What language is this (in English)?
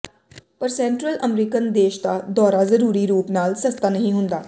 Punjabi